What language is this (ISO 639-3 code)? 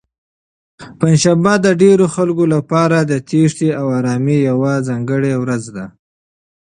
pus